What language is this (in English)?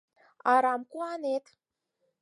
Mari